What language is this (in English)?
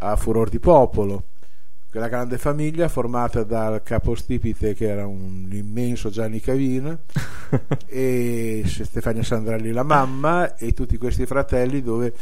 Italian